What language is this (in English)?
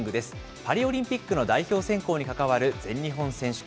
Japanese